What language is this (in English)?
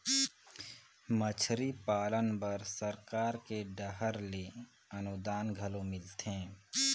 Chhattisgarhi